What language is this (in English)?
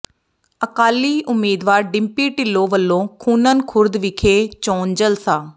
Punjabi